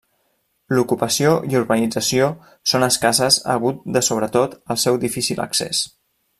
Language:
Catalan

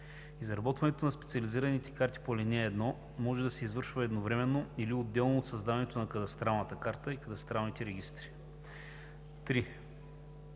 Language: Bulgarian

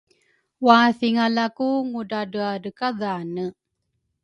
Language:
Rukai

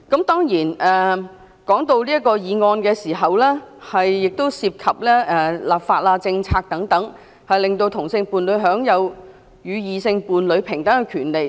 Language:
Cantonese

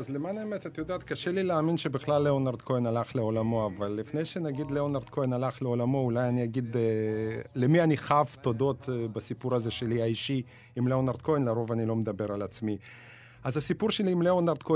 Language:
Hebrew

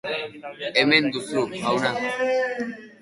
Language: Basque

